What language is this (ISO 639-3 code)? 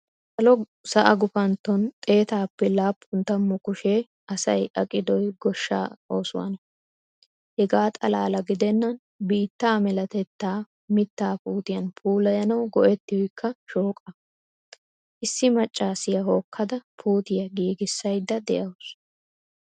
wal